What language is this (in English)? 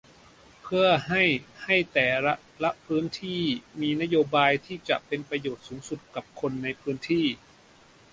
Thai